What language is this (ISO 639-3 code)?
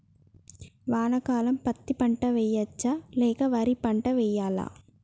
tel